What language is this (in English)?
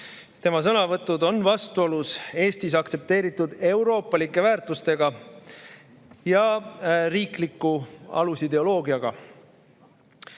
Estonian